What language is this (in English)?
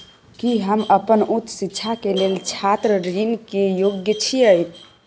Maithili